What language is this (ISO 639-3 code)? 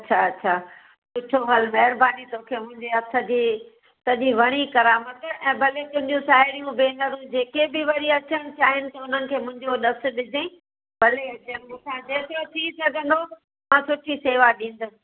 snd